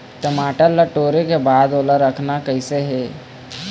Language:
Chhattisgarhi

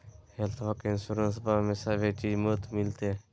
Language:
Magahi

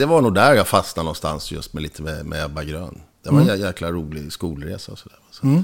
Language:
Swedish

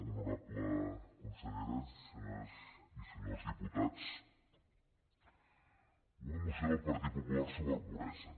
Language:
Catalan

